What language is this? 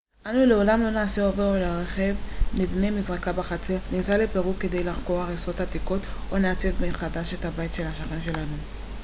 Hebrew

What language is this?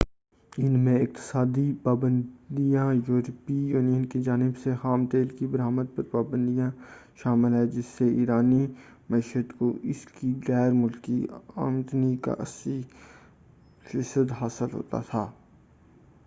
Urdu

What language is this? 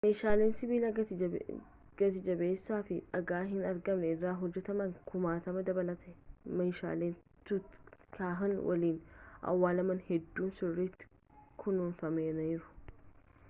Oromo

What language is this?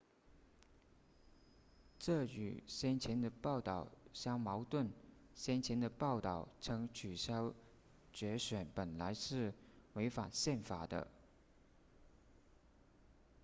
Chinese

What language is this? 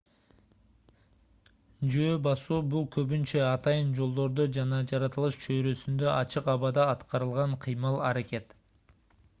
Kyrgyz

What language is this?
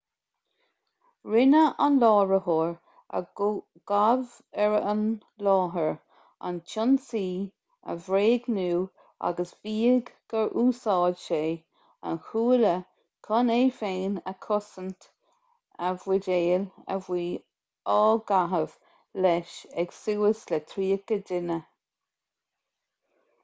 Irish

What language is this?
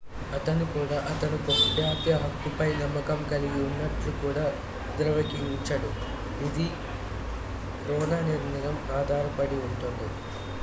Telugu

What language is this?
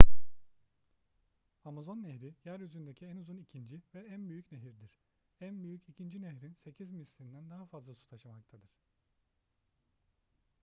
Turkish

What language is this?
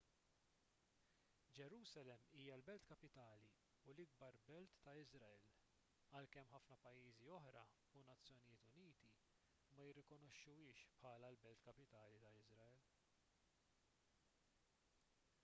Maltese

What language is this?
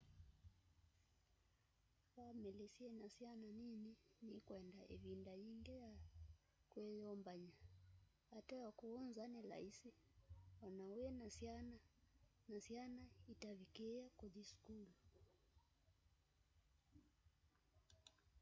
Kamba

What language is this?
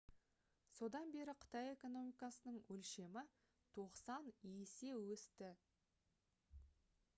Kazakh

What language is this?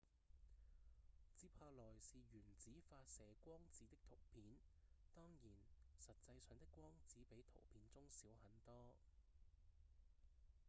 Cantonese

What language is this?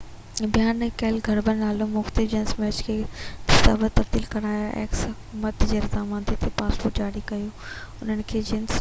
Sindhi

